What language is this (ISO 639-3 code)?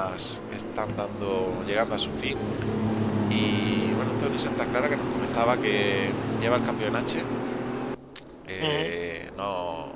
spa